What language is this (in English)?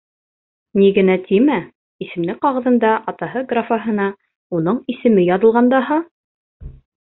Bashkir